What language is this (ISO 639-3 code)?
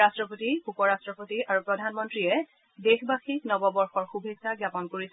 asm